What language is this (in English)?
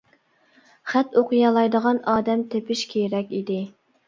Uyghur